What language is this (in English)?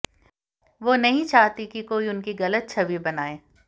Hindi